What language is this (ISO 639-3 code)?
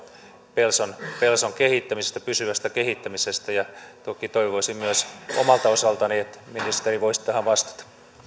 fin